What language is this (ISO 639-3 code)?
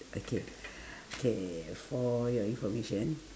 eng